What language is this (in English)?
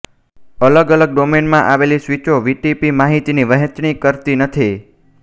Gujarati